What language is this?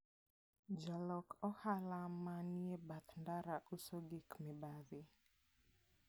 Luo (Kenya and Tanzania)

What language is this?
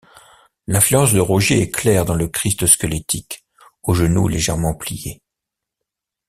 French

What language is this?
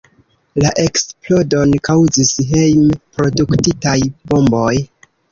Esperanto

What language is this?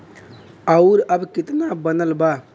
Bhojpuri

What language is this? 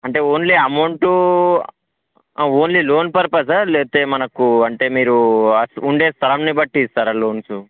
Telugu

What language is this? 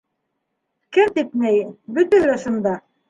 Bashkir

